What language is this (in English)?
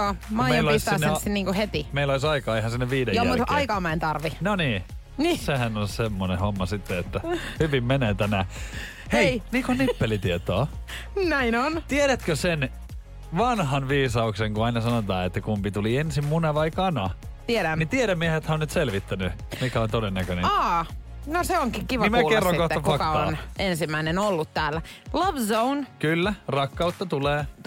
Finnish